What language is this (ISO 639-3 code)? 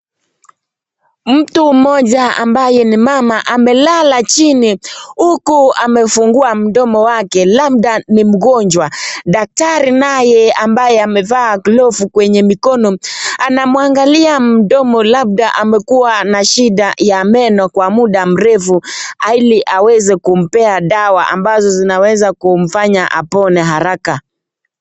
swa